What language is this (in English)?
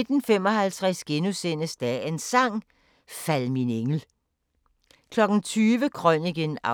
Danish